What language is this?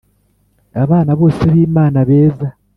Kinyarwanda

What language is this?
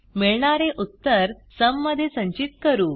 Marathi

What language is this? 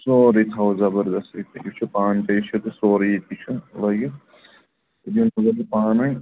Kashmiri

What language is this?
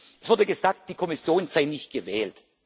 German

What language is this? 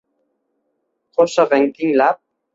Uzbek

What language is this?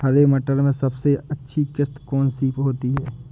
Hindi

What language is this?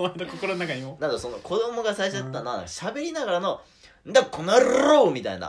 Japanese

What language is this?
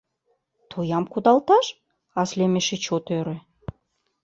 Mari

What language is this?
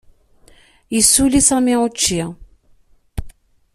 Kabyle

